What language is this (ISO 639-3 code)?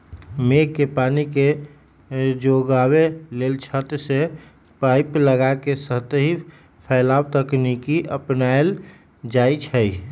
mag